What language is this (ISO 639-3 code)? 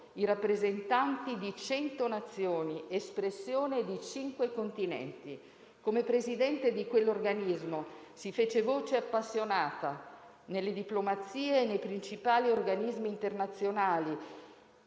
ita